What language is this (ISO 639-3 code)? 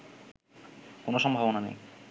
ben